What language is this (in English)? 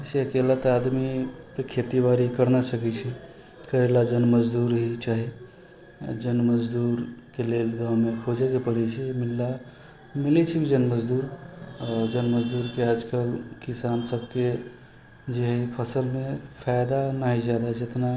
Maithili